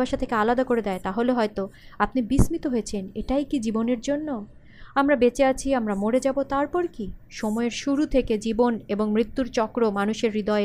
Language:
Bangla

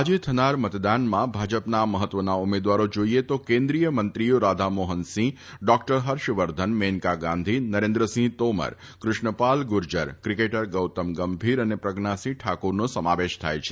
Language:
Gujarati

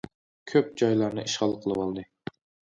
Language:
Uyghur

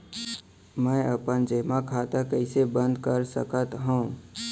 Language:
Chhattisgarhi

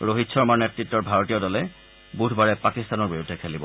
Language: Assamese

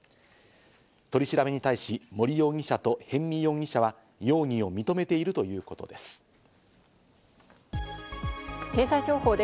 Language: Japanese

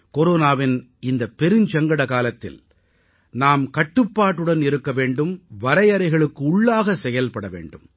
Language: Tamil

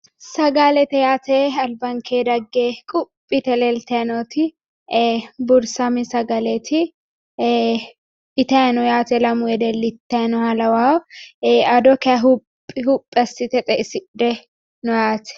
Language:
Sidamo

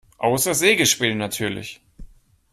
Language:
German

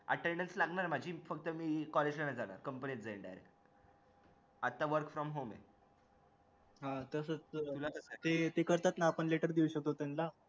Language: Marathi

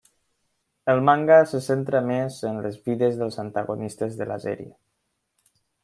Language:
Catalan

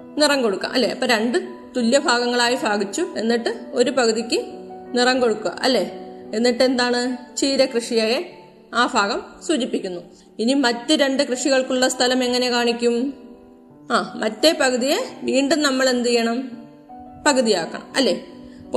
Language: Malayalam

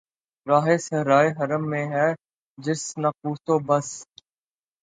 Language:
Urdu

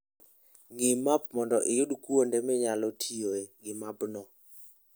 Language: Luo (Kenya and Tanzania)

